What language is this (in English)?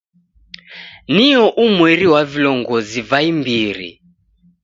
Taita